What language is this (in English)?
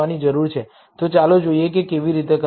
Gujarati